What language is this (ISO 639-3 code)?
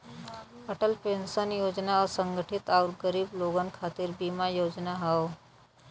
bho